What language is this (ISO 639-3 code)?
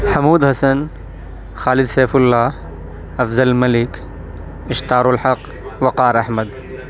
urd